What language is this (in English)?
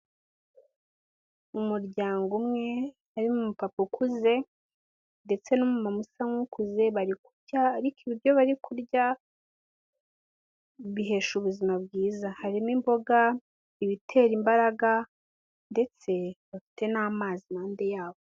Kinyarwanda